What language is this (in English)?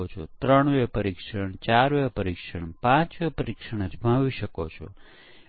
Gujarati